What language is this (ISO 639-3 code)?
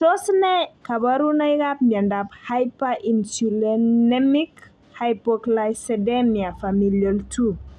kln